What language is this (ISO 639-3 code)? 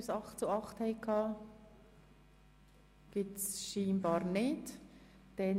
gsw